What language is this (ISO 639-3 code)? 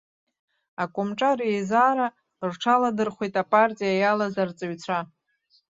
abk